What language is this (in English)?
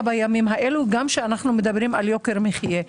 Hebrew